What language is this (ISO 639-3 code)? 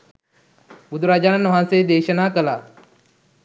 sin